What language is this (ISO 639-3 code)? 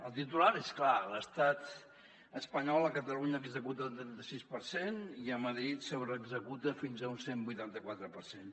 cat